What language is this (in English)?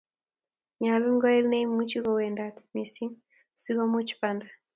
Kalenjin